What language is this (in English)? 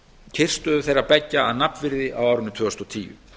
Icelandic